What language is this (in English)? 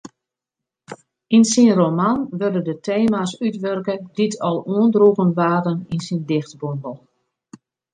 Western Frisian